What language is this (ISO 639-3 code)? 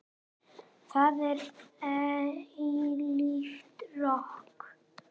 isl